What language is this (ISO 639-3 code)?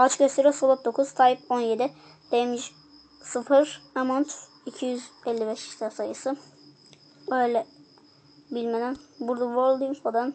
tur